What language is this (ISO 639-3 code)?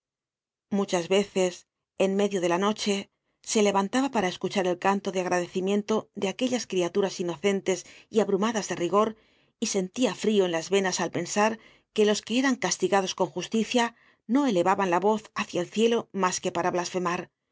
spa